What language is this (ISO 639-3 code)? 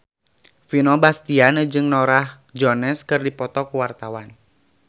sun